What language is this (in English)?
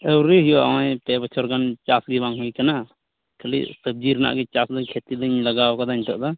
Santali